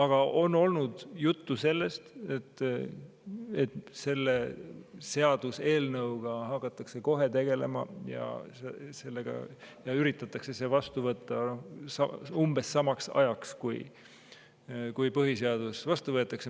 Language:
Estonian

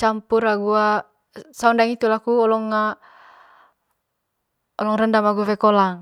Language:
Manggarai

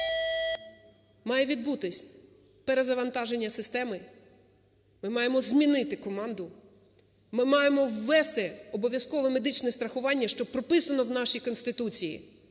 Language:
Ukrainian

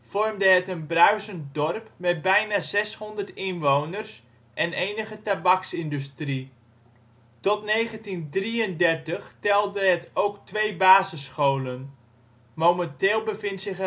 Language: Dutch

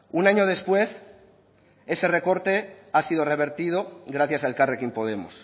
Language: Spanish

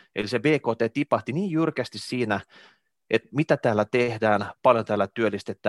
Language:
Finnish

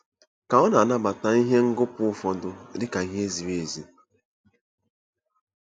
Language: Igbo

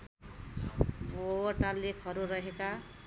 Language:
Nepali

